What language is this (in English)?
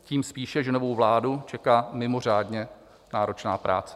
Czech